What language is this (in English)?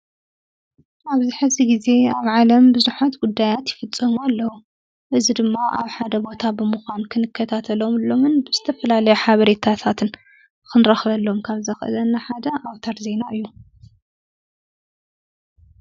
Tigrinya